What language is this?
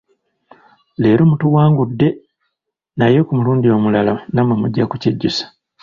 Ganda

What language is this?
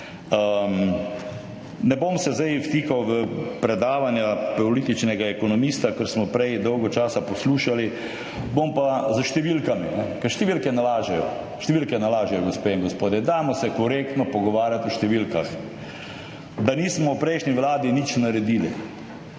Slovenian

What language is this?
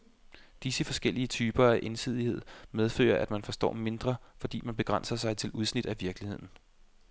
Danish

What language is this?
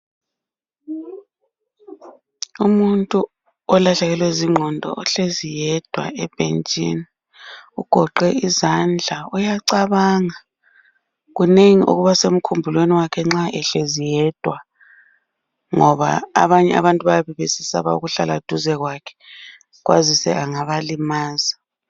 North Ndebele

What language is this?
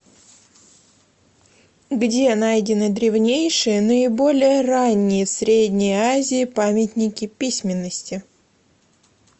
Russian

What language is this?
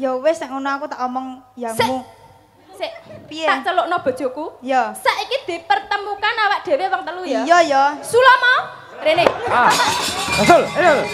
Indonesian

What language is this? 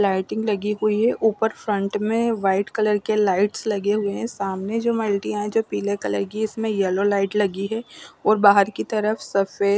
Hindi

